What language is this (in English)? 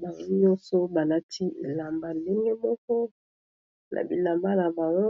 Lingala